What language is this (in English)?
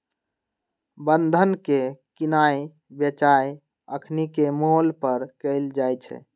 Magahi